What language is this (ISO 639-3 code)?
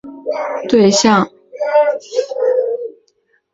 zho